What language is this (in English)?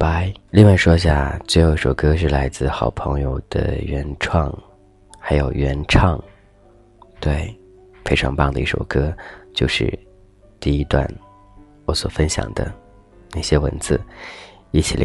Chinese